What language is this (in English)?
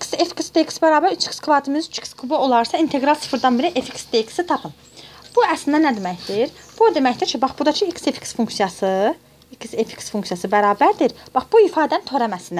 Turkish